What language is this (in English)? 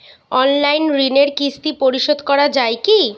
Bangla